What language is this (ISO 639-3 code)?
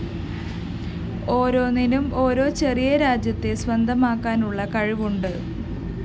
mal